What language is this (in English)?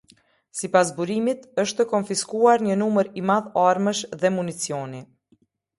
Albanian